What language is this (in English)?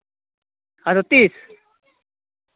Santali